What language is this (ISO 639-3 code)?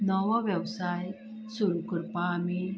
kok